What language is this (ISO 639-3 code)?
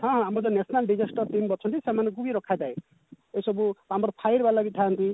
ori